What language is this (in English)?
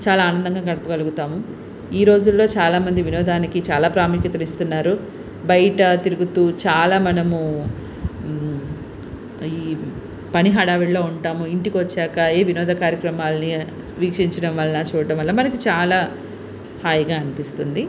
Telugu